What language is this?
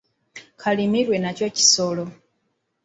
Ganda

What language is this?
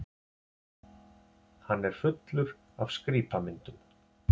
Icelandic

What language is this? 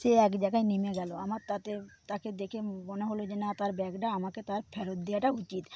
Bangla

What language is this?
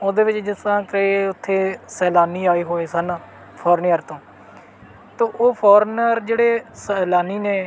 Punjabi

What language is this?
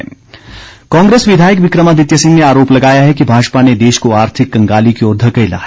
Hindi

